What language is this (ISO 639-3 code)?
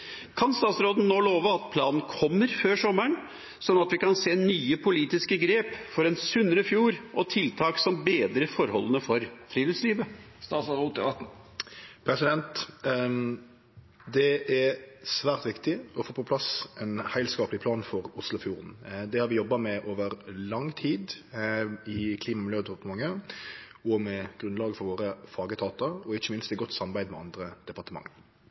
nor